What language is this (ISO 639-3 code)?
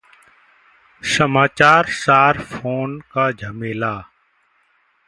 hin